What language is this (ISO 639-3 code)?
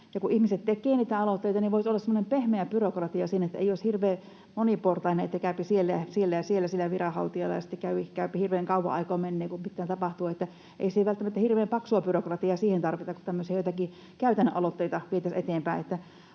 fin